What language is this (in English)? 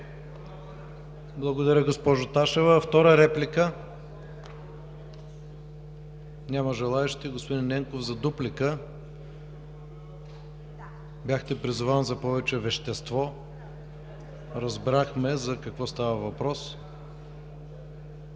Bulgarian